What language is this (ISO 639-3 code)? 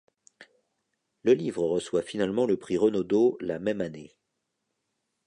fra